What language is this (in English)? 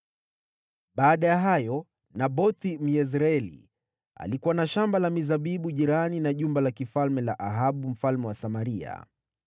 Swahili